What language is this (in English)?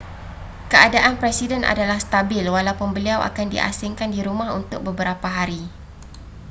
Malay